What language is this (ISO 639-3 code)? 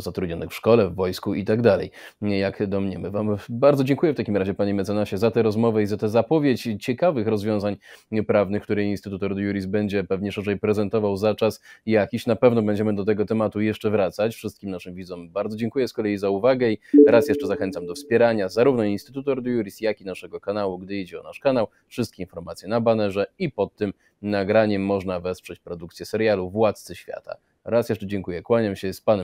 pol